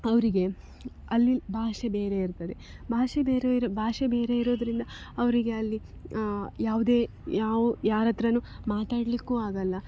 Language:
Kannada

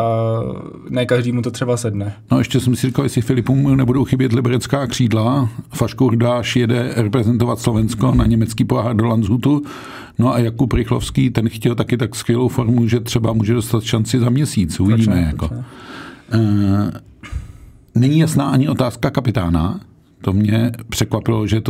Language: Czech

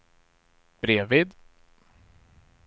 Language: Swedish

